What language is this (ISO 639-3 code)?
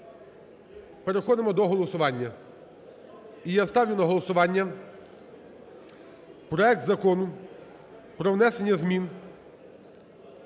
ukr